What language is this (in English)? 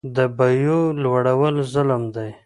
Pashto